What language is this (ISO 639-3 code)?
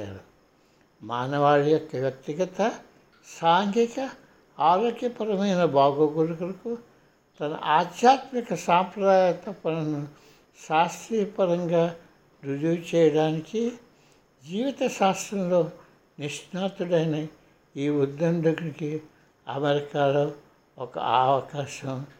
tel